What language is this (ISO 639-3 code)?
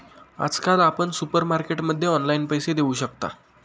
mar